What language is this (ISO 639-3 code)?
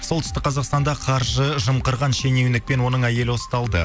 kaz